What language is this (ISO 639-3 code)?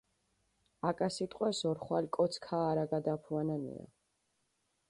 xmf